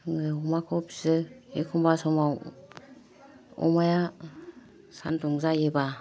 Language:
Bodo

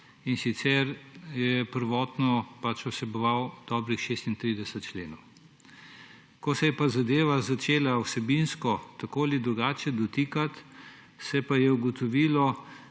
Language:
Slovenian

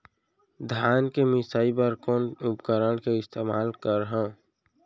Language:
Chhattisgarhi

